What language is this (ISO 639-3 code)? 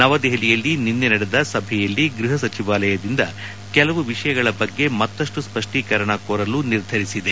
kan